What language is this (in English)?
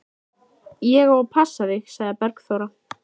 Icelandic